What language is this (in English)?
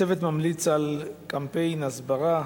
Hebrew